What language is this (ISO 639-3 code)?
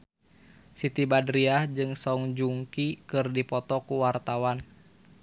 sun